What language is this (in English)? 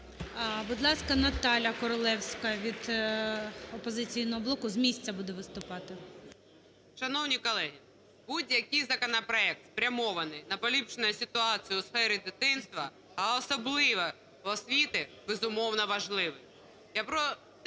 Ukrainian